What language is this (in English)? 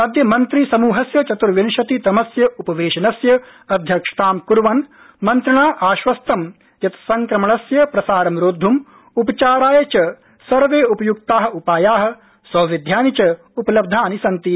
Sanskrit